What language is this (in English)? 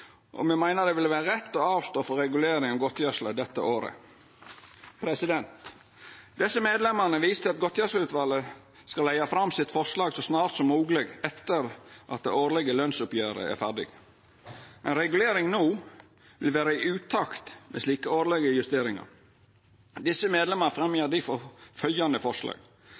Norwegian Nynorsk